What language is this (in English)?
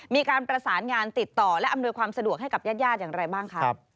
Thai